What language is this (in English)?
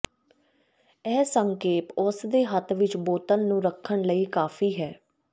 Punjabi